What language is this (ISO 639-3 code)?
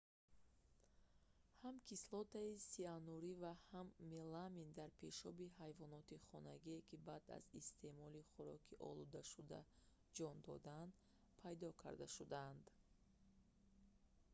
tgk